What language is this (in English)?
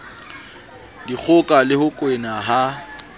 Southern Sotho